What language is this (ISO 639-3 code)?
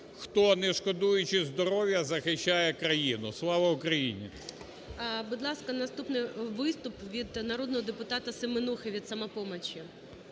ukr